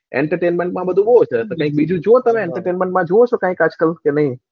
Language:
Gujarati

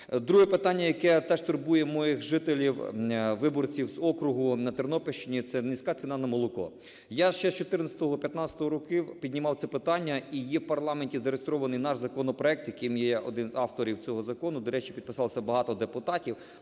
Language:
Ukrainian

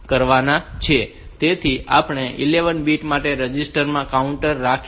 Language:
Gujarati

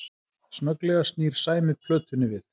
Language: Icelandic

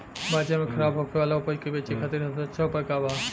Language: Bhojpuri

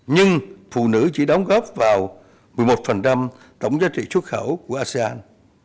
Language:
Vietnamese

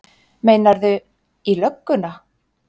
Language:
Icelandic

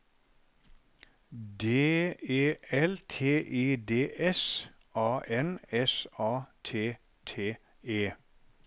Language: Norwegian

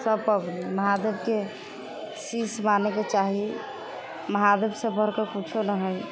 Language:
Maithili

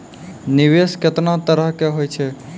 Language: Maithili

